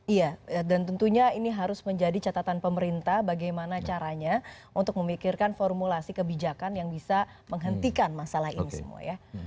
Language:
Indonesian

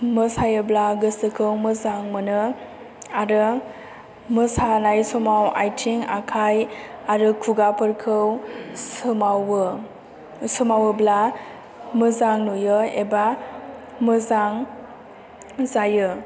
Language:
Bodo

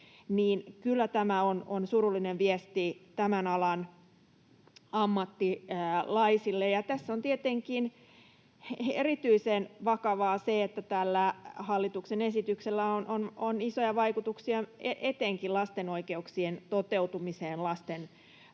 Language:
Finnish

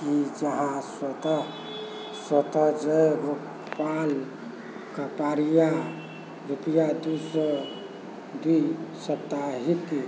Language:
Maithili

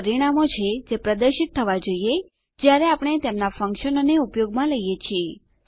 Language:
Gujarati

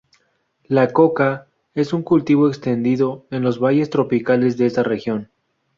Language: Spanish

